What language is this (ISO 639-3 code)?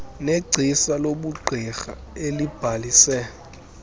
xho